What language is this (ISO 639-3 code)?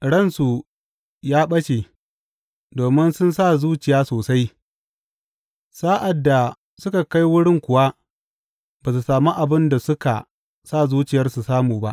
hau